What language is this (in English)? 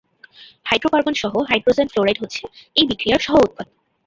Bangla